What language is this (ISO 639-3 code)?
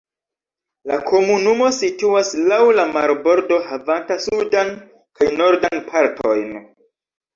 epo